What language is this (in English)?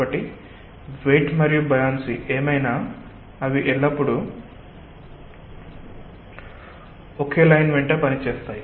Telugu